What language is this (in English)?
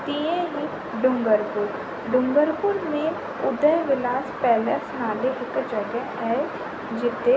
Sindhi